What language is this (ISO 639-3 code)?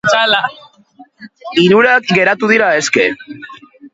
eus